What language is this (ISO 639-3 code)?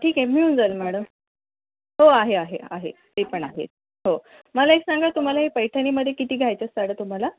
mar